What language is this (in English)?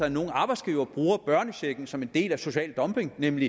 Danish